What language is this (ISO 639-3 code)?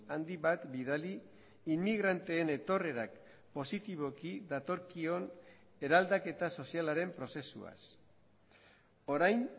eus